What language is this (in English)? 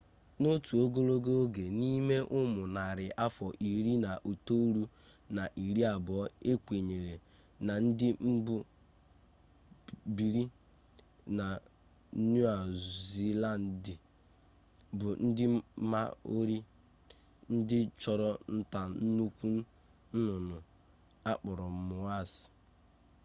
Igbo